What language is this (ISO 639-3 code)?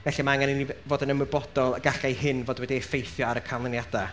cym